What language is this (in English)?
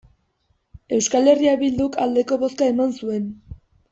Basque